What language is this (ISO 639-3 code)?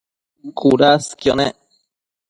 mcf